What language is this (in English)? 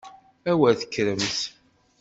Kabyle